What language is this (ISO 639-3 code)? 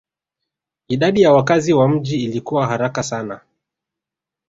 swa